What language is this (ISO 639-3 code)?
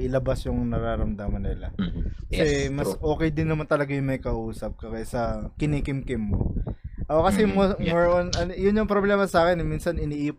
fil